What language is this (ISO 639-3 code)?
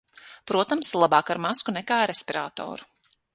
lav